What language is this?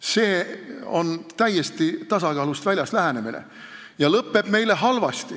Estonian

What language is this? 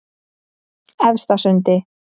Icelandic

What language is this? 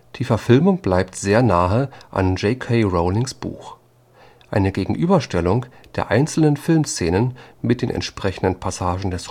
German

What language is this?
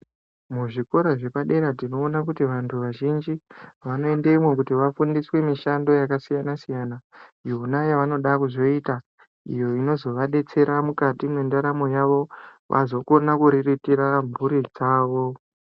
Ndau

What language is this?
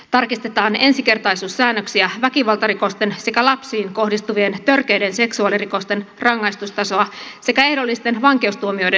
Finnish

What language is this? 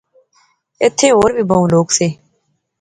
Pahari-Potwari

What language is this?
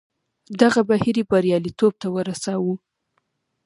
Pashto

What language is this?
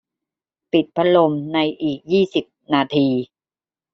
Thai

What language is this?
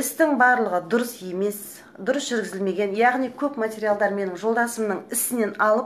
Russian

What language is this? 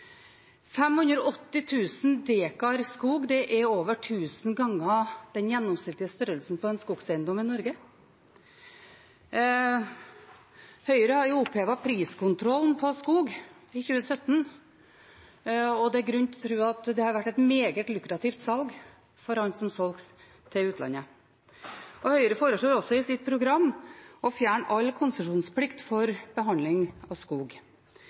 Norwegian Bokmål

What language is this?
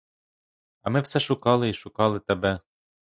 Ukrainian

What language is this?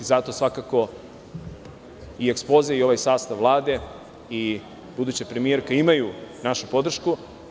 Serbian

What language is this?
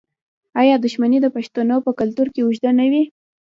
Pashto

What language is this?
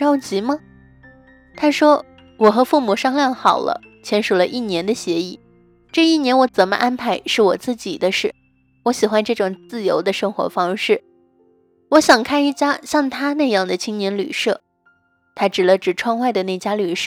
Chinese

